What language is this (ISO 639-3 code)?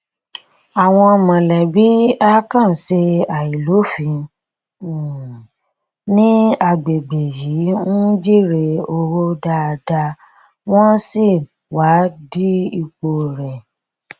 yor